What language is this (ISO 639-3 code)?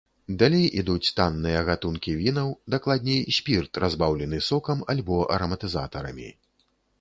bel